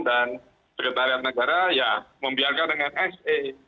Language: Indonesian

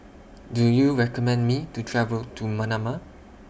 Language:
English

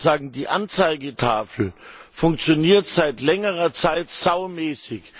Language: German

